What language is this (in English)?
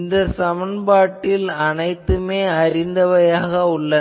Tamil